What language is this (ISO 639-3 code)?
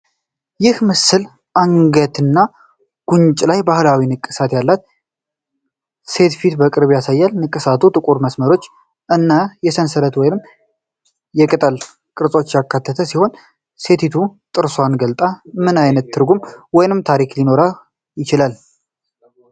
amh